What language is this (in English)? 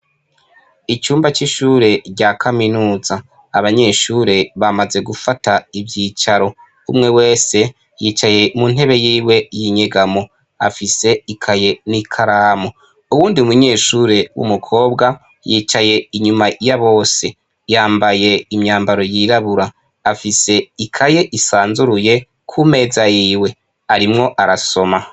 Rundi